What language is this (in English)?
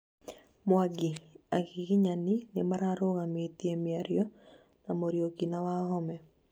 Kikuyu